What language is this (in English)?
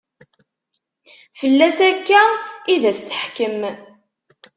Kabyle